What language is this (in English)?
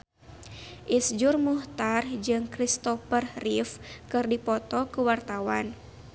Sundanese